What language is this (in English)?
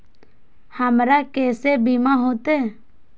Maithili